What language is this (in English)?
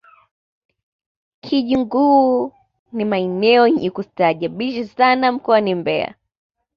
Swahili